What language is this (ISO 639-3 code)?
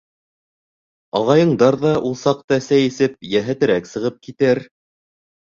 bak